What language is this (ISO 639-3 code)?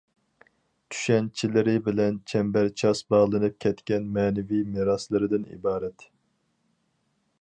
uig